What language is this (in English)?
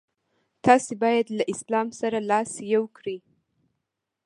Pashto